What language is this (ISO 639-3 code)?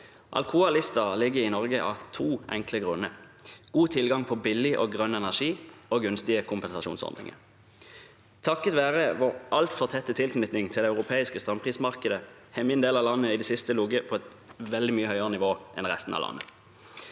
nor